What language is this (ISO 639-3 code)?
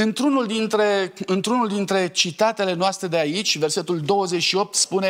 ron